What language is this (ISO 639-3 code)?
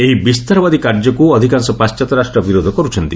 ori